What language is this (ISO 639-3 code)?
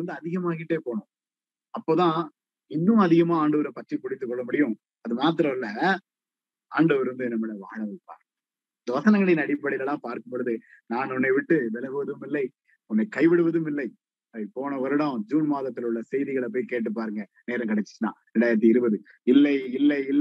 tam